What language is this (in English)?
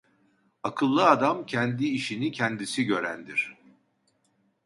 Turkish